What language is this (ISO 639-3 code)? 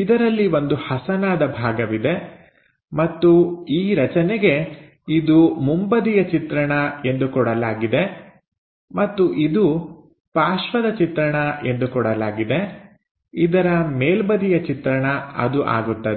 kan